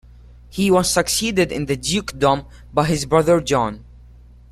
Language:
English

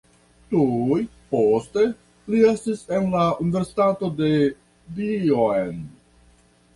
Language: Esperanto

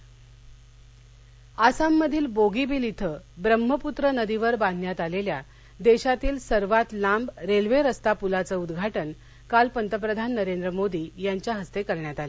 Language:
Marathi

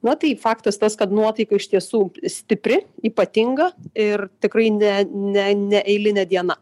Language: Lithuanian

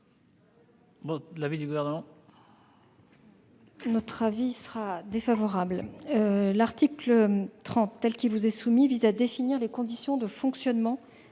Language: French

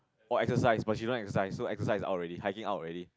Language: English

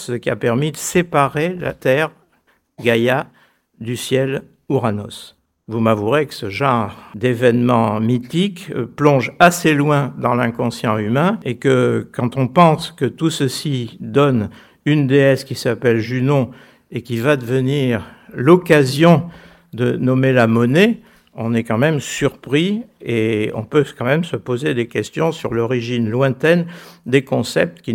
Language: French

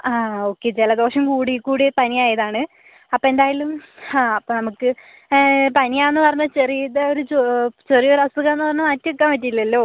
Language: Malayalam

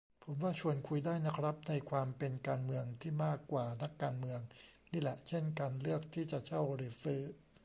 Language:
Thai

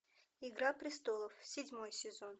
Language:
Russian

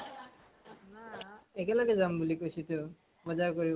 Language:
Assamese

